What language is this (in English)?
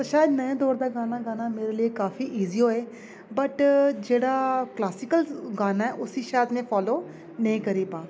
Dogri